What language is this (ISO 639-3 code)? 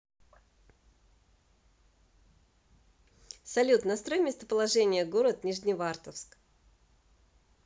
rus